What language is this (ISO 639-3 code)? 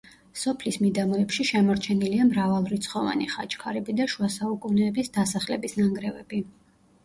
kat